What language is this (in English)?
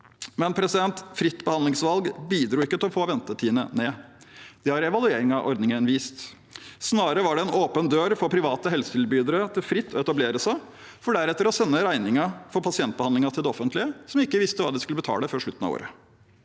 Norwegian